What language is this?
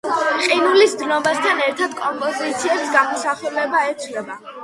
Georgian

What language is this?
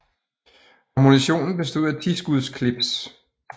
Danish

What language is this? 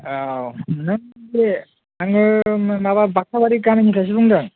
Bodo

